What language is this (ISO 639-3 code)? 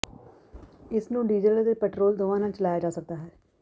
pan